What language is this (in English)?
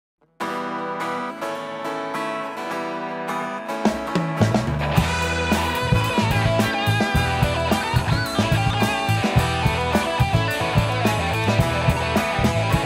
Greek